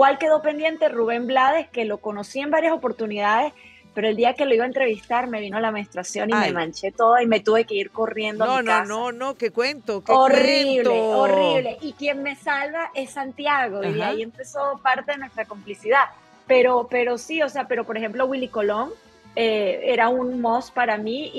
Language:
Spanish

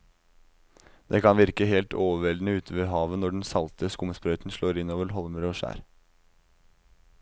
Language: Norwegian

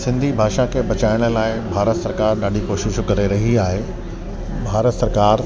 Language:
Sindhi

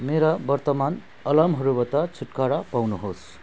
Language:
Nepali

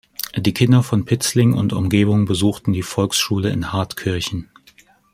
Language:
German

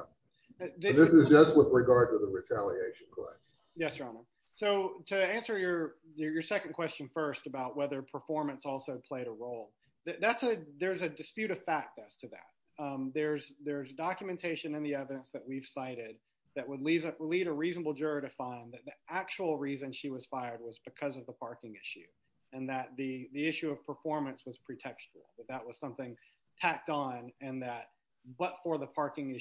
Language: English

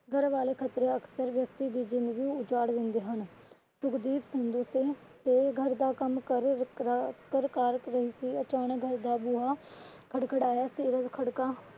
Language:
Punjabi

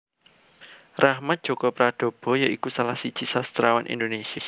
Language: Javanese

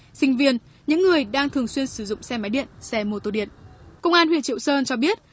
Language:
Vietnamese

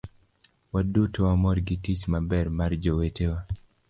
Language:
Luo (Kenya and Tanzania)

